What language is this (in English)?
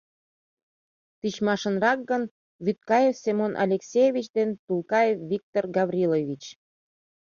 Mari